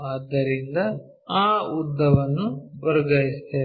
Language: Kannada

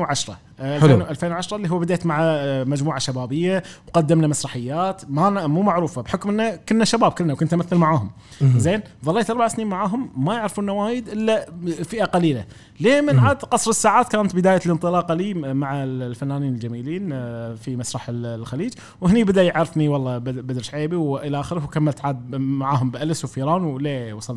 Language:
Arabic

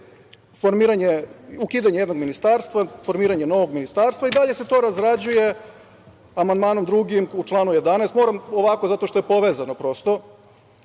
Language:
Serbian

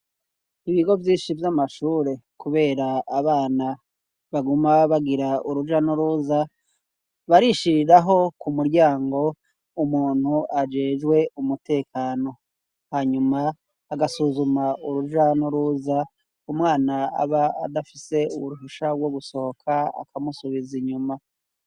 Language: Rundi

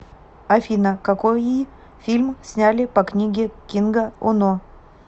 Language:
Russian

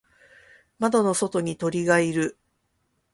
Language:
Japanese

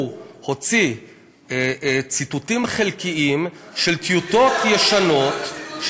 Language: Hebrew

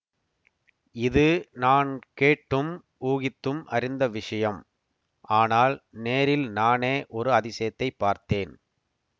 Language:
Tamil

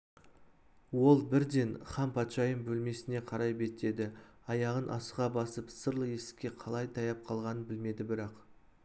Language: Kazakh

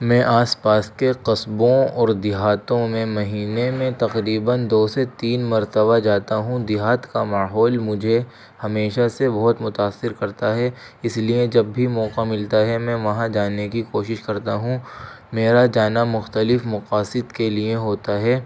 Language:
Urdu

